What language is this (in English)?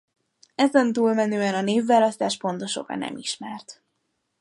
Hungarian